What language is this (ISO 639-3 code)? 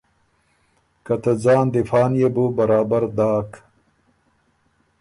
oru